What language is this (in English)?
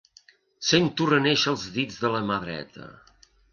Catalan